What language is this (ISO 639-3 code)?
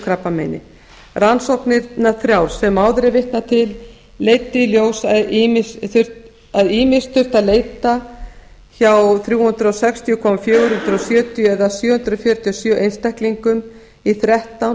isl